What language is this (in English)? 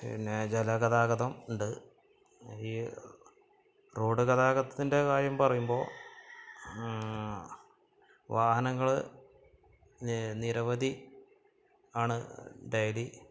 Malayalam